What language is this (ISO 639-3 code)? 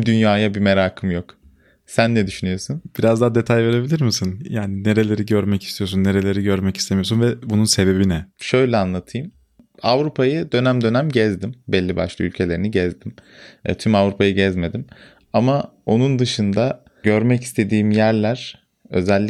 tur